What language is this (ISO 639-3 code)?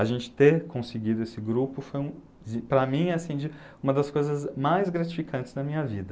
por